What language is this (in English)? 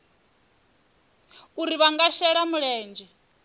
Venda